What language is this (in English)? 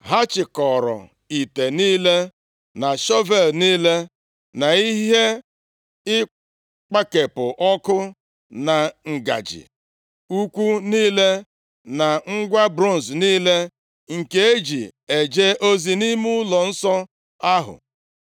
Igbo